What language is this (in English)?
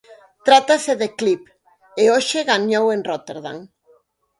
Galician